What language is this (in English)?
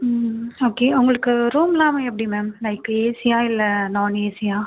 Tamil